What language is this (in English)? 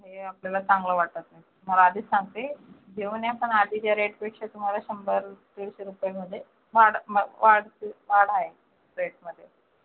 Marathi